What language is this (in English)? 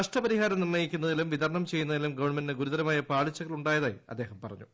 Malayalam